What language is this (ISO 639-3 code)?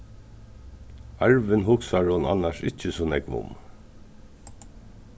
fao